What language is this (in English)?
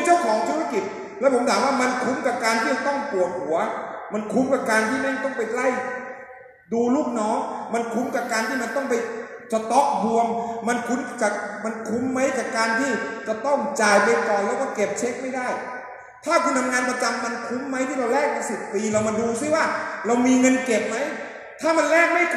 Thai